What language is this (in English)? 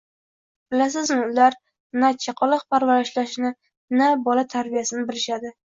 Uzbek